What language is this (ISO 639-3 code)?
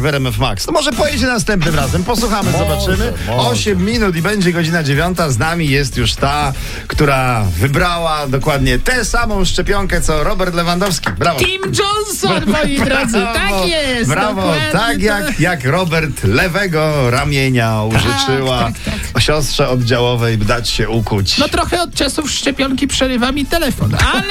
pol